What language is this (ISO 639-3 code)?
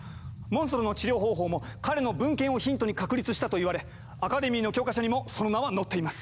jpn